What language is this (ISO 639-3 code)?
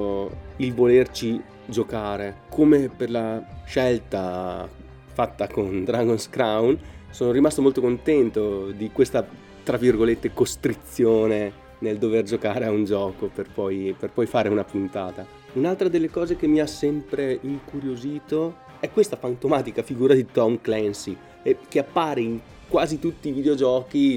ita